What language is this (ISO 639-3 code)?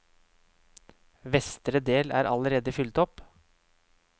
nor